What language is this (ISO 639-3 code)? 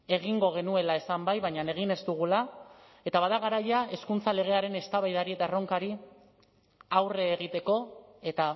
eus